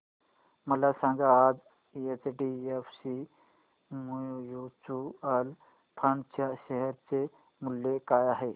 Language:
Marathi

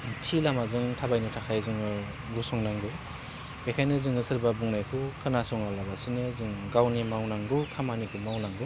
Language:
Bodo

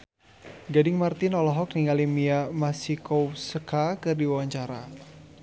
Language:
Sundanese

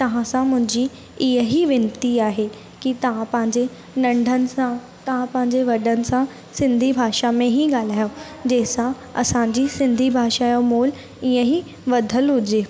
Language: Sindhi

